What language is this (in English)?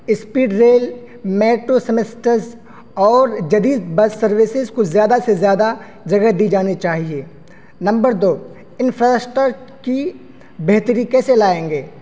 Urdu